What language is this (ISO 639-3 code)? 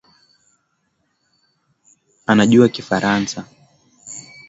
swa